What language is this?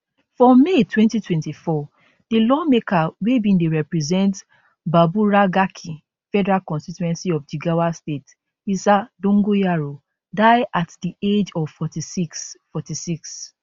Nigerian Pidgin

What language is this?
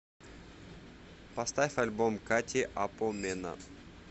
Russian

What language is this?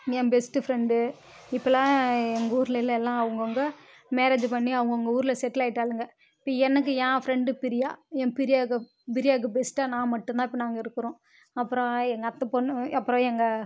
Tamil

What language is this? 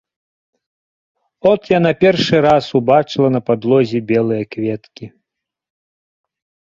Belarusian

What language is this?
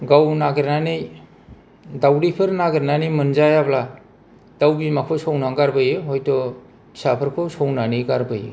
Bodo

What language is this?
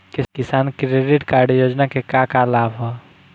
Bhojpuri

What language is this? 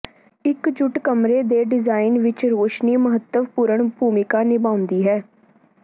Punjabi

